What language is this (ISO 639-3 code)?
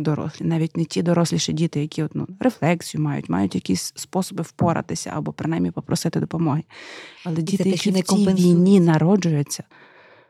ukr